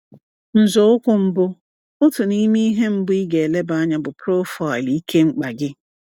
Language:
Igbo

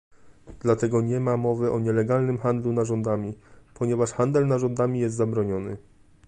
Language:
Polish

